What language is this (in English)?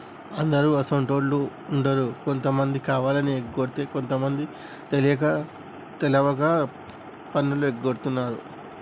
Telugu